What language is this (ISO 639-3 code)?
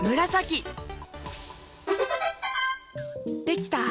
jpn